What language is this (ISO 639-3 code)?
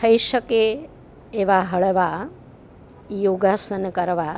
guj